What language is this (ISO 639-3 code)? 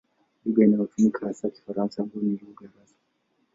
swa